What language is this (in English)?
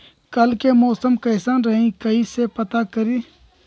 Magahi